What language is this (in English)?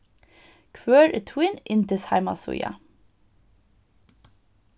Faroese